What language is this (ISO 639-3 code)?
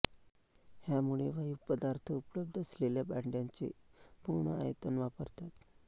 mar